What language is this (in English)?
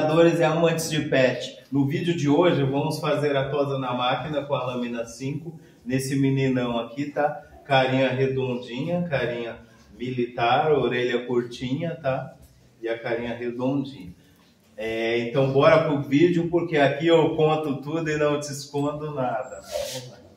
Portuguese